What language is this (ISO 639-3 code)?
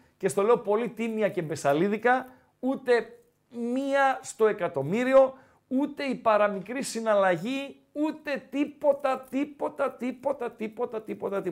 ell